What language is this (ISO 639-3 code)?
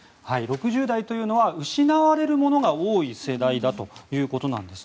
jpn